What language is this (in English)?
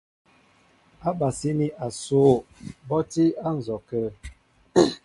Mbo (Cameroon)